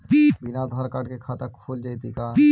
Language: Magahi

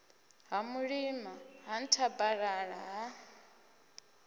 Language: Venda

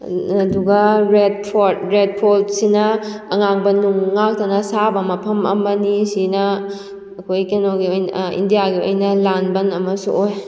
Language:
Manipuri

